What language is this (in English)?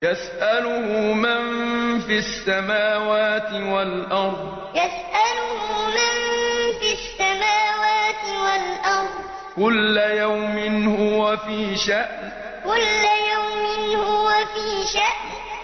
Arabic